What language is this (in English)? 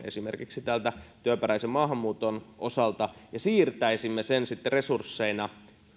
Finnish